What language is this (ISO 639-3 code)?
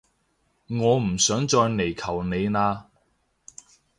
yue